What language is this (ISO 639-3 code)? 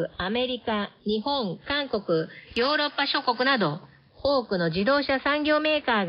jpn